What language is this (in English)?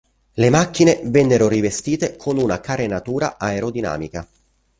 Italian